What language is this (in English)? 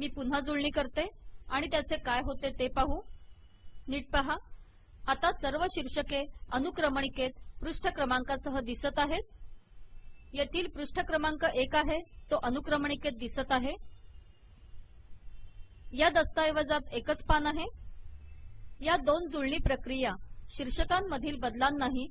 Italian